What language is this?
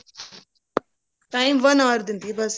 Punjabi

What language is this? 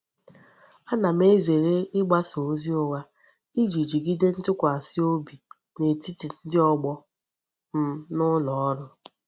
Igbo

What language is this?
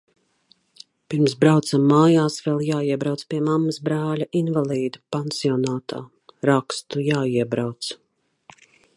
Latvian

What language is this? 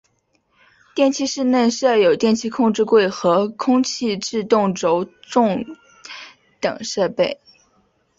Chinese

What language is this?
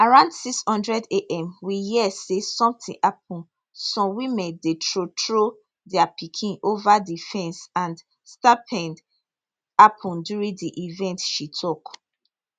Nigerian Pidgin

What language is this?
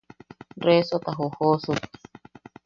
Yaqui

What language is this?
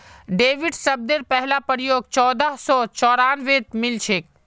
Magahi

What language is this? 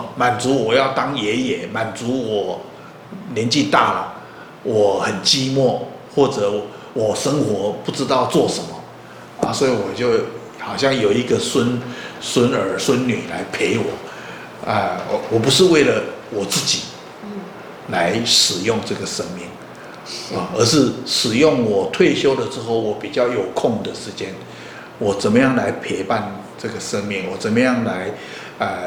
Chinese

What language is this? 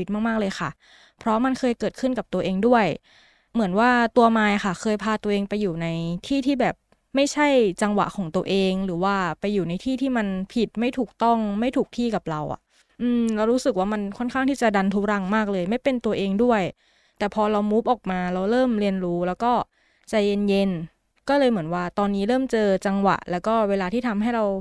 Thai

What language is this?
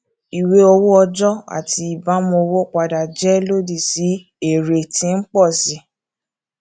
Yoruba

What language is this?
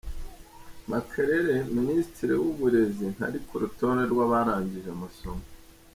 Kinyarwanda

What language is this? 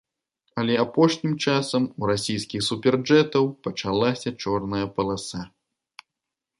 Belarusian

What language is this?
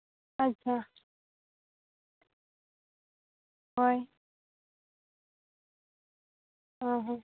Santali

